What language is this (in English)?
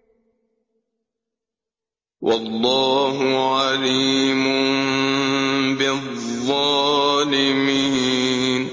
Arabic